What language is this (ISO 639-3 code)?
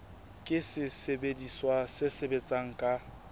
sot